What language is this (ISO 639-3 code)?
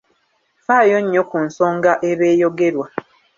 lug